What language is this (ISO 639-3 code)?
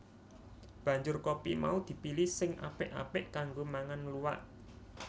jav